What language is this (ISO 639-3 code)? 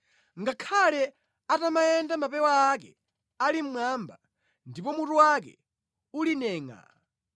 nya